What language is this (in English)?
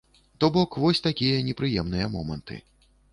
Belarusian